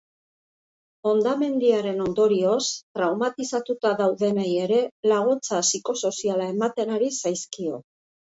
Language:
Basque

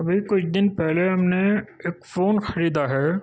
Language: Urdu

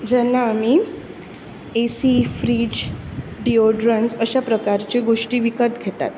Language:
Konkani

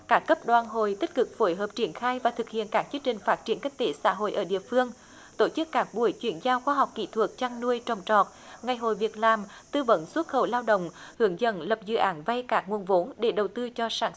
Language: Vietnamese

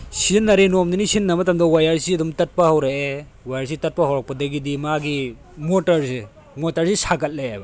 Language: Manipuri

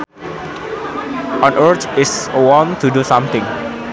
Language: Sundanese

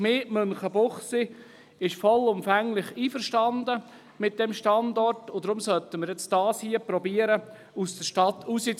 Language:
Swiss German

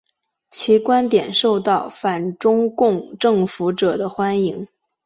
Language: Chinese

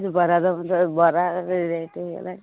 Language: Odia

